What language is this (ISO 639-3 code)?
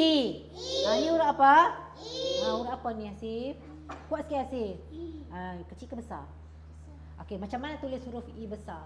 msa